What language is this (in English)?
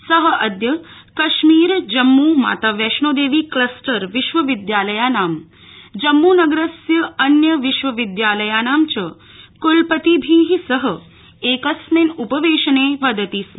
Sanskrit